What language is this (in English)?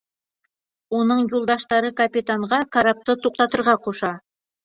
Bashkir